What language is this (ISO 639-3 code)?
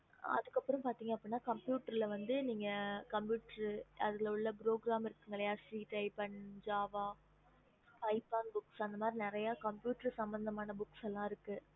tam